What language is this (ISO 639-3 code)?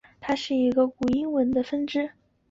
zho